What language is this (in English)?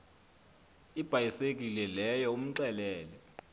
Xhosa